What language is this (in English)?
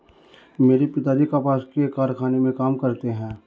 Hindi